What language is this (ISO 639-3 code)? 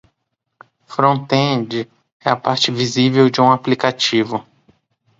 por